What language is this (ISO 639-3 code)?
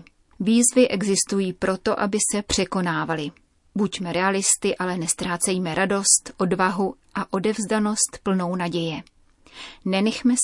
ces